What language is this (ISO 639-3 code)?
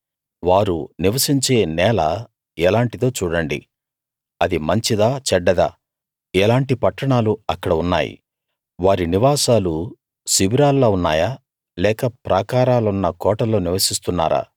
tel